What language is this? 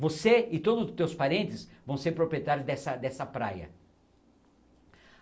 Portuguese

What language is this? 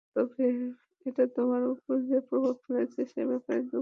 Bangla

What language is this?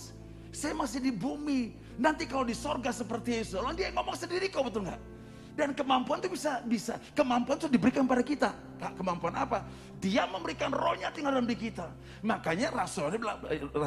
Indonesian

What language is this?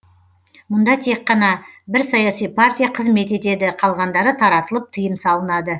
Kazakh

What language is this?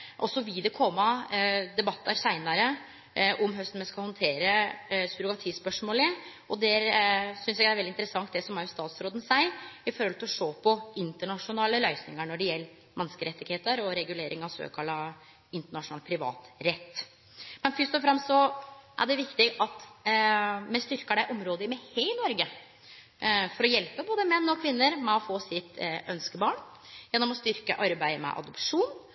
Norwegian Nynorsk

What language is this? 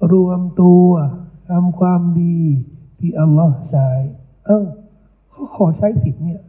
Thai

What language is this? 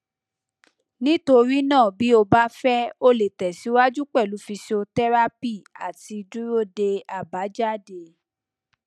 Yoruba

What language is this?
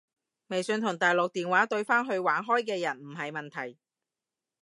Cantonese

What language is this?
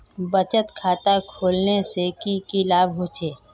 Magahi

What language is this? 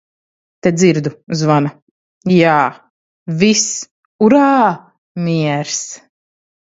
Latvian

